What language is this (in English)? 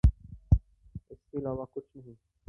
Urdu